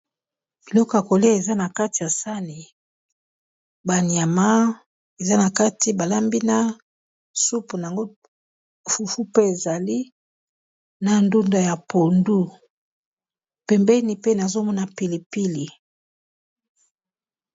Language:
Lingala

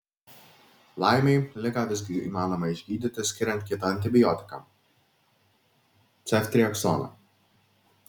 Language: Lithuanian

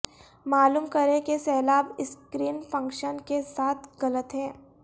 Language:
Urdu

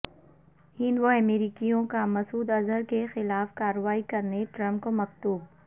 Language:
Urdu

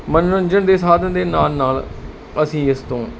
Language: Punjabi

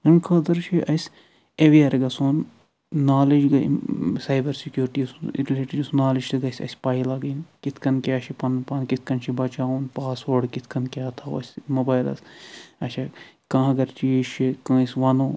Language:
Kashmiri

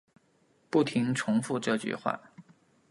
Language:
Chinese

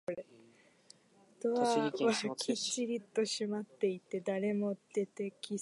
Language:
Japanese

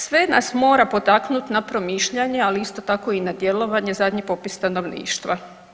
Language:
Croatian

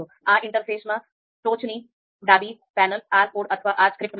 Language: Gujarati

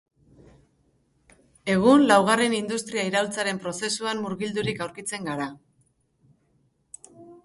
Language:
Basque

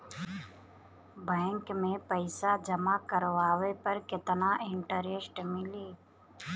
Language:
Bhojpuri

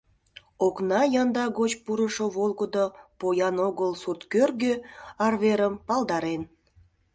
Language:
Mari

